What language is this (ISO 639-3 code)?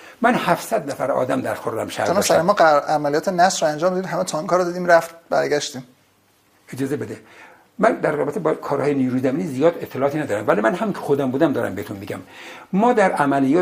fas